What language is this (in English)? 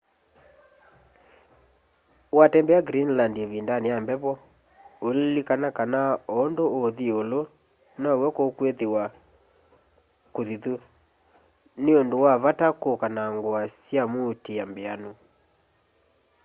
Kamba